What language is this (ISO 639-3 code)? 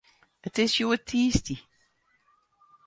fry